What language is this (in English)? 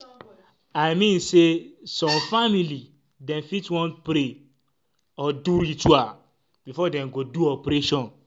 Nigerian Pidgin